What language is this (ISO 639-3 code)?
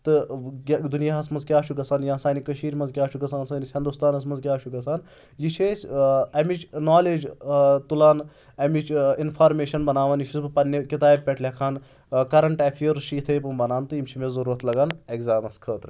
kas